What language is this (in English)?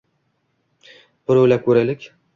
Uzbek